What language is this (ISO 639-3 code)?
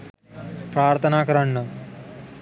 sin